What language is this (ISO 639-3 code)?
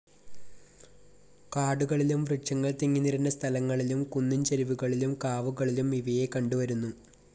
mal